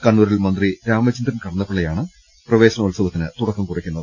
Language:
Malayalam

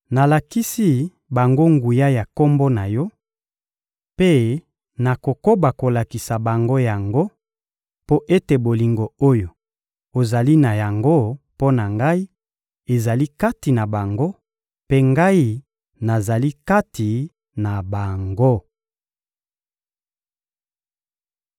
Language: Lingala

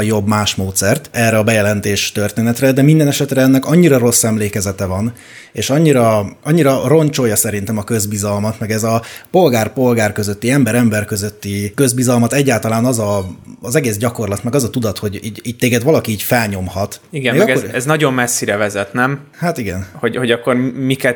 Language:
Hungarian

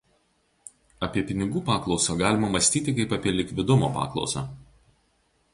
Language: Lithuanian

